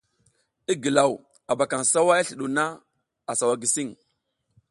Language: South Giziga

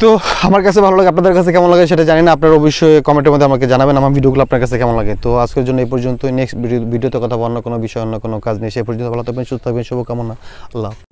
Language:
Romanian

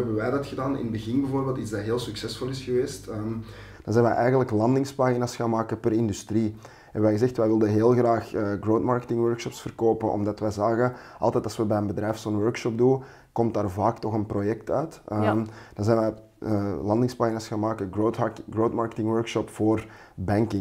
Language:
Dutch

